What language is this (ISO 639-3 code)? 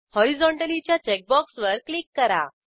mar